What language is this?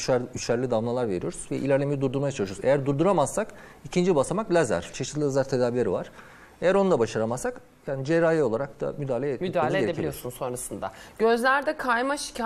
Turkish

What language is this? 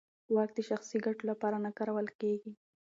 Pashto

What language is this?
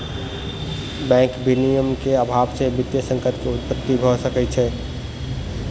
Maithili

